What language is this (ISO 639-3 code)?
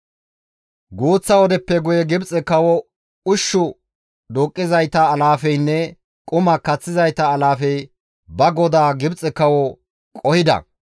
gmv